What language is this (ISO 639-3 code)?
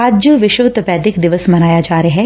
pan